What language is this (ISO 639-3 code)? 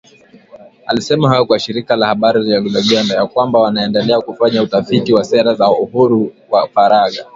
swa